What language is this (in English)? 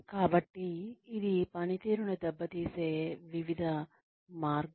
Telugu